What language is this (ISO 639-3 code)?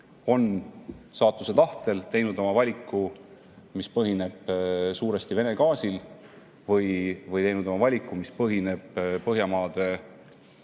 est